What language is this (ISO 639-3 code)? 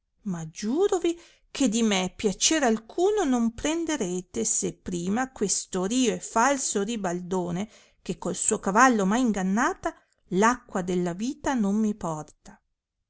ita